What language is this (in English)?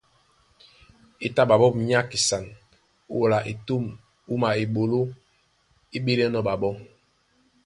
Duala